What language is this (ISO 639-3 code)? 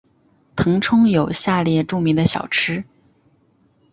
zho